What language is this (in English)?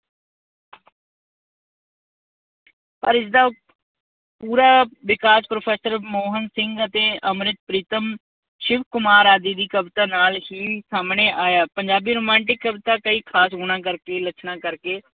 Punjabi